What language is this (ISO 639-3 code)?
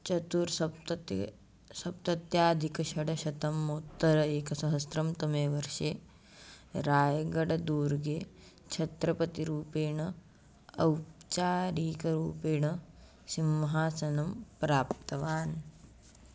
san